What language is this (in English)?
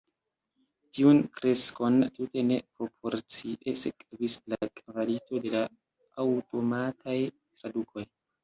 Esperanto